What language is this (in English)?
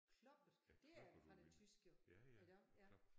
Danish